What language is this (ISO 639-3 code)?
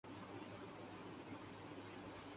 urd